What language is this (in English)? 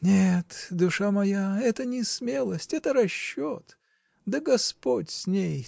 Russian